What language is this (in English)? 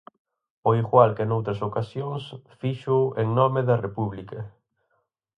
Galician